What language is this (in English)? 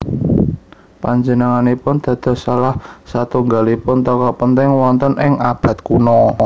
Javanese